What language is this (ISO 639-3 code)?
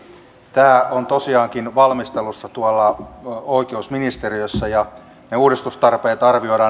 fin